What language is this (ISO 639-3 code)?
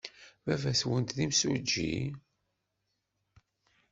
kab